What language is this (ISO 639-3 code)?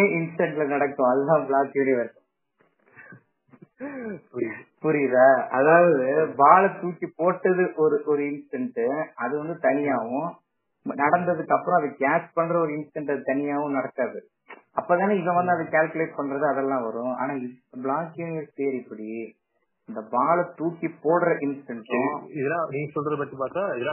tam